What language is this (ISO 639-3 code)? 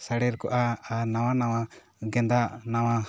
sat